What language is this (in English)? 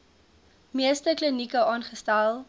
Afrikaans